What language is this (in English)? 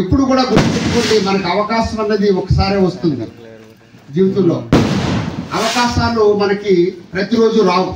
Telugu